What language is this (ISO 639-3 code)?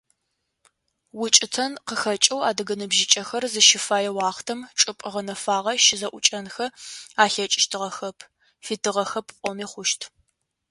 ady